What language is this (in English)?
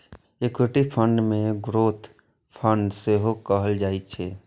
Maithili